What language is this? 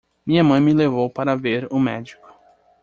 Portuguese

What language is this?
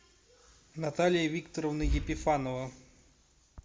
Russian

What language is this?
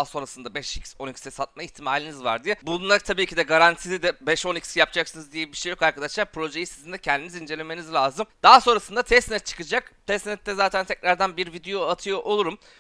Turkish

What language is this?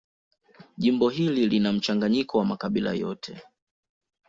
Swahili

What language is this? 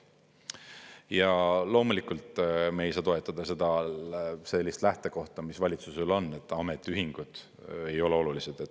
Estonian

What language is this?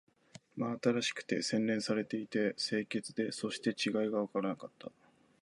Japanese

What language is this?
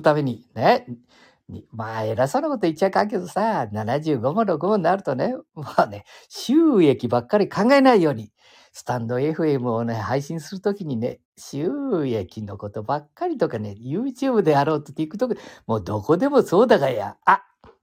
Japanese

